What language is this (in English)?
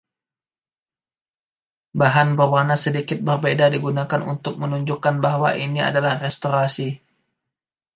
Indonesian